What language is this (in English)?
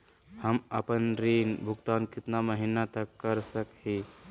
Magahi